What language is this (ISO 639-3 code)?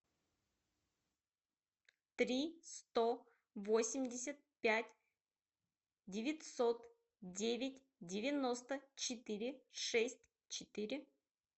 rus